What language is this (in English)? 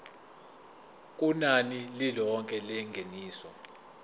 Zulu